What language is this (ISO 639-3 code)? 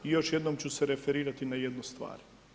hrv